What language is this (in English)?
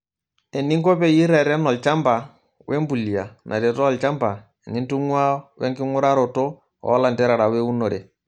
Masai